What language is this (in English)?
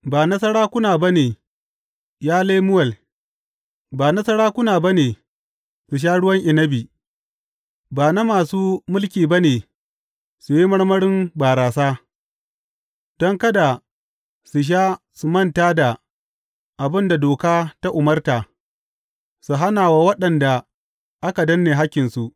Hausa